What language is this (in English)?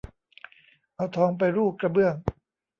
Thai